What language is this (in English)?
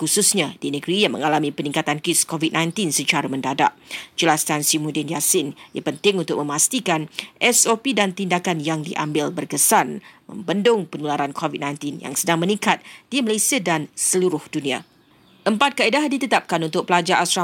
Malay